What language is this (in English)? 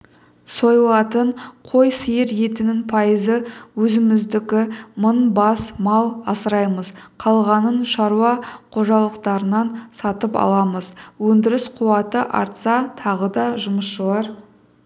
Kazakh